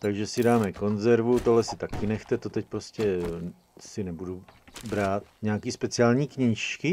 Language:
Czech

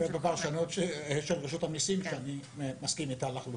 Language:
Hebrew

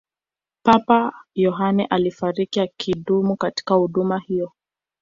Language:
Swahili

